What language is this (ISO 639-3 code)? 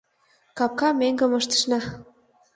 chm